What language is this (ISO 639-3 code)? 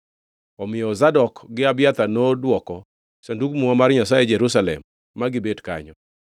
luo